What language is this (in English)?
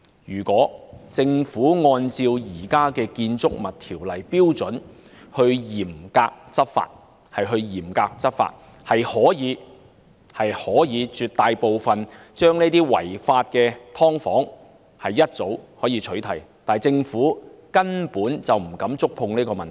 Cantonese